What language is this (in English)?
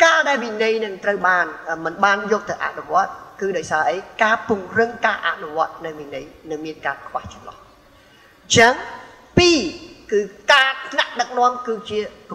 Thai